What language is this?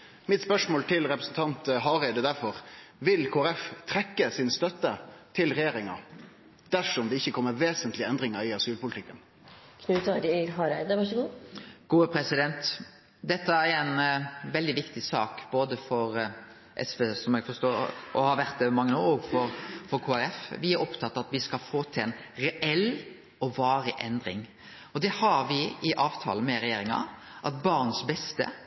Norwegian Nynorsk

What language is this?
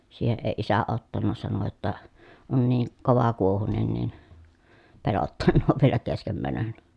Finnish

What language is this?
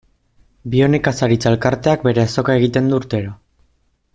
Basque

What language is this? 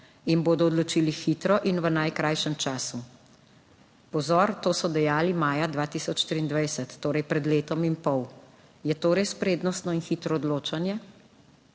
Slovenian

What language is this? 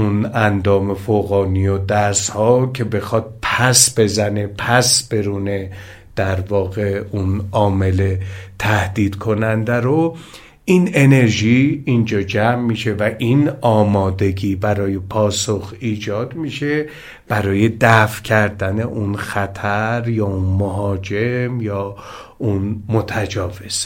Persian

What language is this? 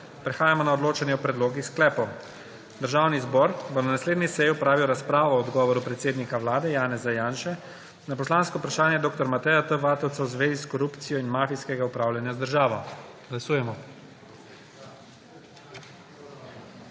Slovenian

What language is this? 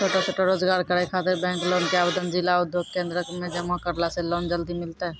Maithili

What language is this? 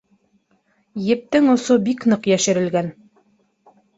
Bashkir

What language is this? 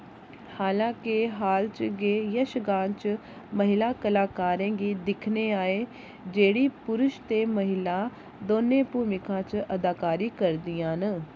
Dogri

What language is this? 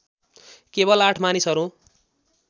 Nepali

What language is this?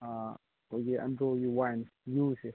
Manipuri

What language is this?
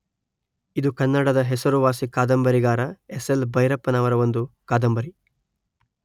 Kannada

